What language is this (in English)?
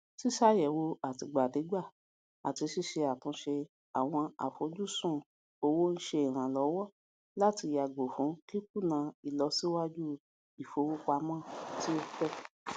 Yoruba